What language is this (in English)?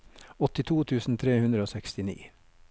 Norwegian